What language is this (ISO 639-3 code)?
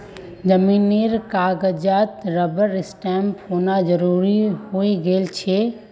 mag